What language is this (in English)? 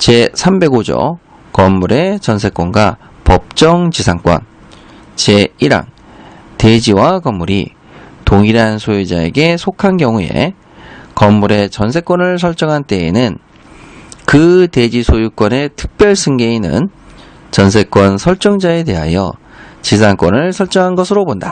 Korean